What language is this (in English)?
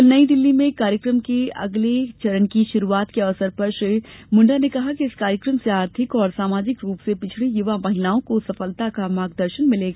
Hindi